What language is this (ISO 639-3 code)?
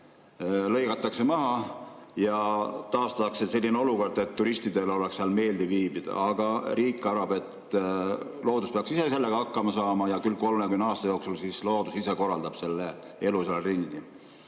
est